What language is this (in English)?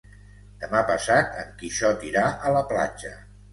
Catalan